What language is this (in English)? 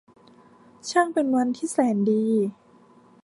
Thai